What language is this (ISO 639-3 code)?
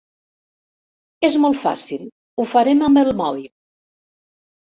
cat